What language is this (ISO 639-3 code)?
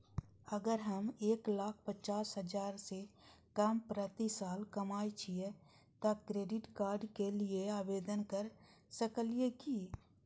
mai